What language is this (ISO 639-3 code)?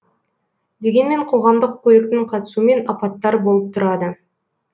kaz